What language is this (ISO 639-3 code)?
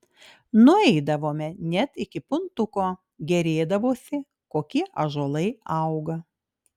lit